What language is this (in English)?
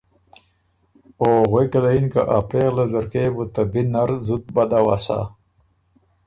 Ormuri